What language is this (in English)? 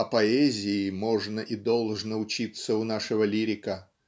Russian